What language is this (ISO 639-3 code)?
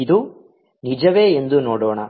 kan